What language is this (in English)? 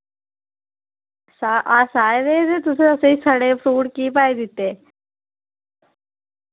Dogri